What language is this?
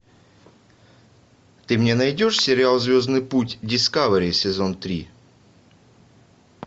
Russian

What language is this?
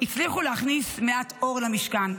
Hebrew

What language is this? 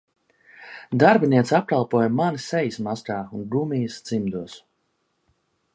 Latvian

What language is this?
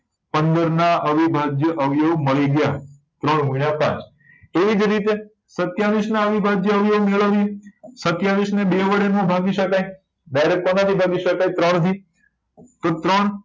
Gujarati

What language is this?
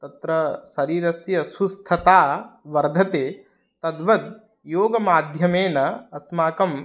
Sanskrit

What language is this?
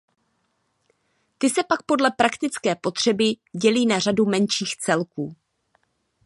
Czech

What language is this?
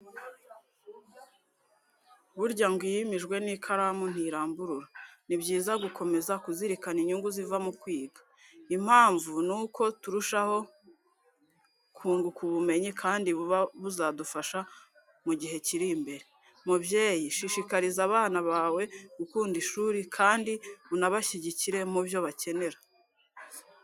Kinyarwanda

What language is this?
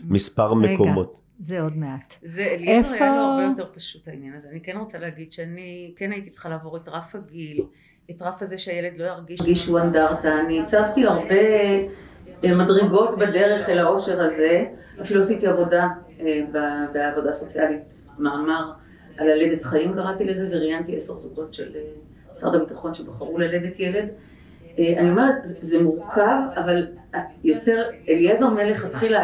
Hebrew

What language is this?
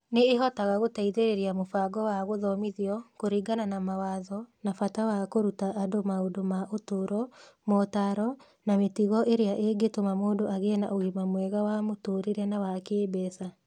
Kikuyu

